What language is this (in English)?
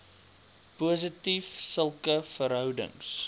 Afrikaans